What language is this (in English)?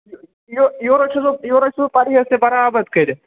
Kashmiri